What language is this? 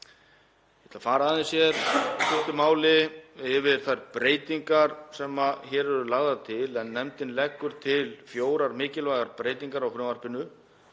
Icelandic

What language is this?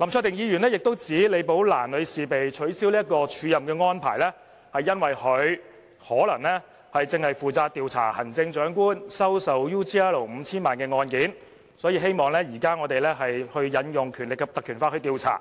Cantonese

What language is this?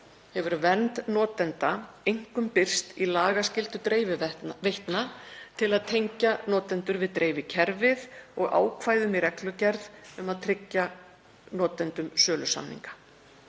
Icelandic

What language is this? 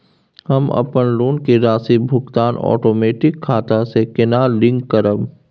Maithili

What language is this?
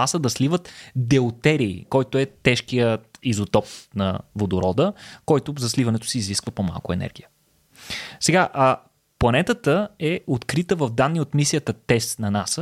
Bulgarian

